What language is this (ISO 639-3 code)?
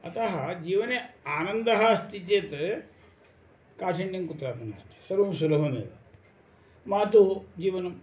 san